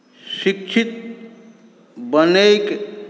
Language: Maithili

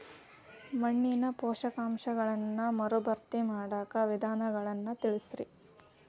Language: Kannada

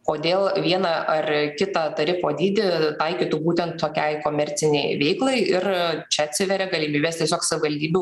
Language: Lithuanian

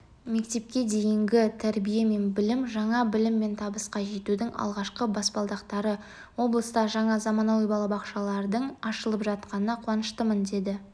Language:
Kazakh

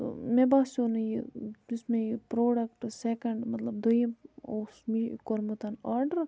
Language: Kashmiri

